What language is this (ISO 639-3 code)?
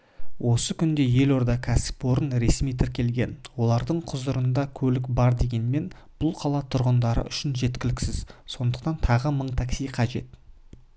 kaz